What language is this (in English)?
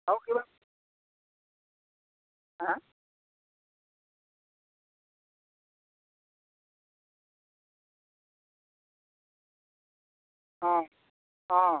Assamese